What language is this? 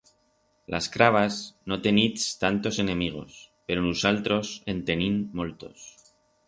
Aragonese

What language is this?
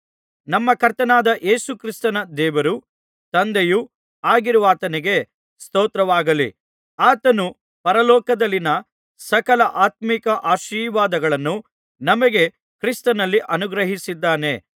Kannada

